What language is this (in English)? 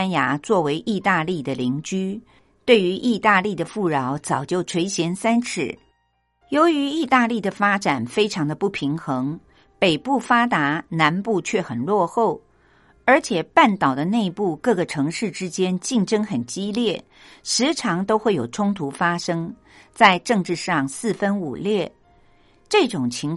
Chinese